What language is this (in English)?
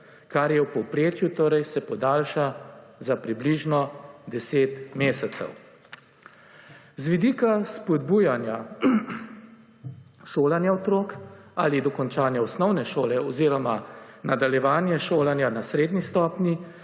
Slovenian